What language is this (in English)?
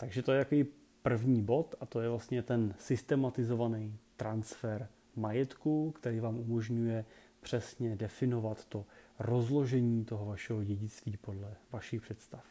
Czech